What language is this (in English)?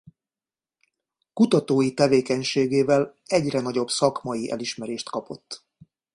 Hungarian